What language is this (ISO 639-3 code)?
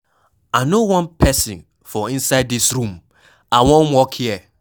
pcm